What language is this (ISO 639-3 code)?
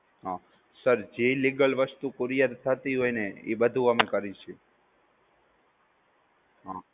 guj